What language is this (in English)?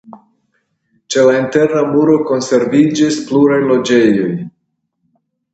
Esperanto